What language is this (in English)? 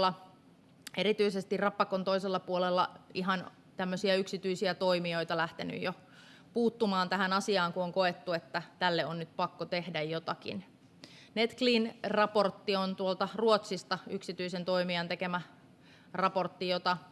Finnish